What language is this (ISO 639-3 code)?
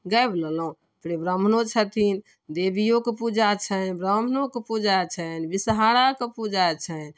mai